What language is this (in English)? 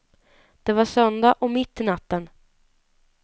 Swedish